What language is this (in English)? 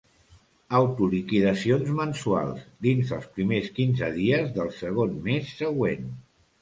Catalan